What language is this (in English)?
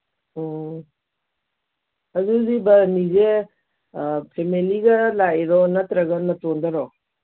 Manipuri